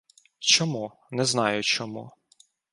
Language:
Ukrainian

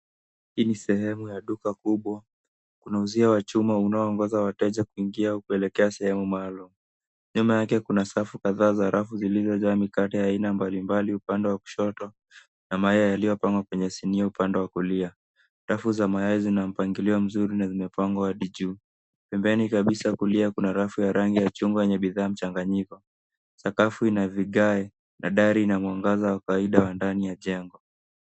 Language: Swahili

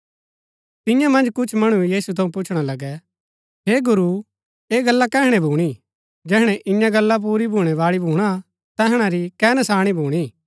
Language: Gaddi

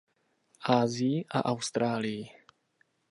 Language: Czech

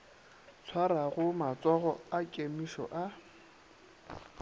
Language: Northern Sotho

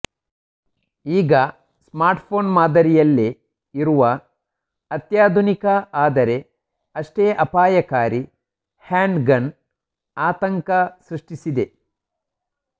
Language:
Kannada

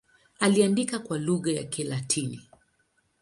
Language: Swahili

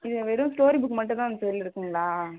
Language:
Tamil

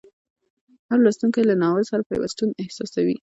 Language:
Pashto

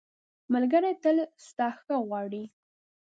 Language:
Pashto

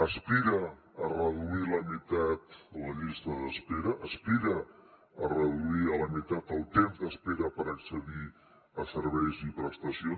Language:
Catalan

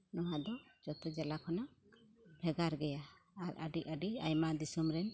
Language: Santali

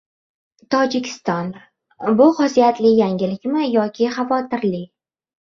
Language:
Uzbek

